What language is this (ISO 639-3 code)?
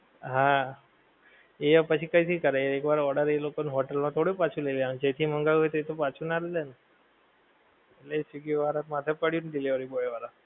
guj